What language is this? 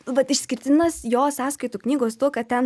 Lithuanian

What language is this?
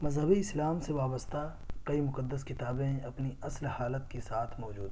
Urdu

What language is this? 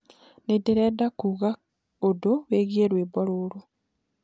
Kikuyu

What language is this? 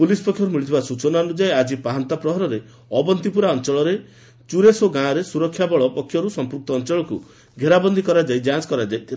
Odia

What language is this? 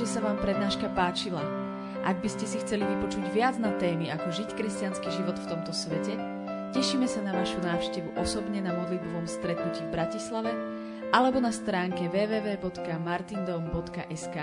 Slovak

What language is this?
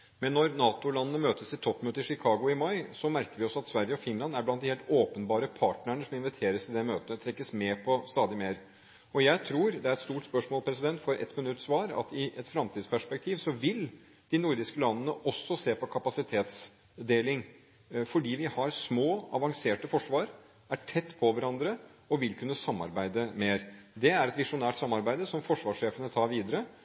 Norwegian Bokmål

